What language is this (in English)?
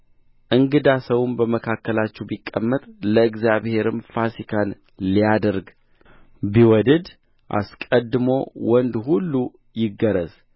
Amharic